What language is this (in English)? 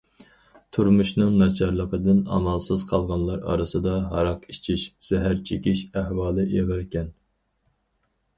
Uyghur